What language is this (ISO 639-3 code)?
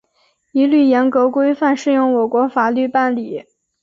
zho